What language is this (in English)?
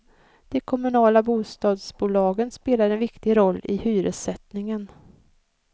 Swedish